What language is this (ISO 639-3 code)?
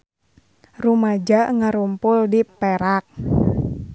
sun